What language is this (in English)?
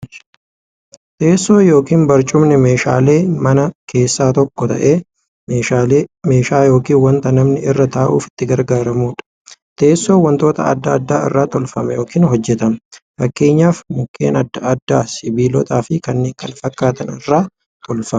Oromo